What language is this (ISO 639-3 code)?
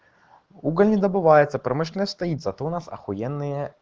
rus